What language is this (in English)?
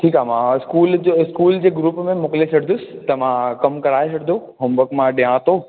Sindhi